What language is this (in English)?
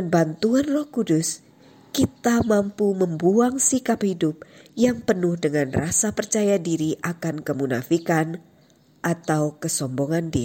Indonesian